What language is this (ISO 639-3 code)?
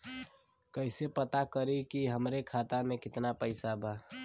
bho